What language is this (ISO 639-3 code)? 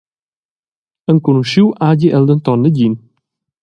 roh